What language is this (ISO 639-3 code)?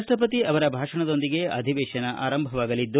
kan